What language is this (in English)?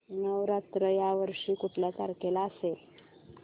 Marathi